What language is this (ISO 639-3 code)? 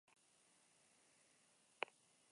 eus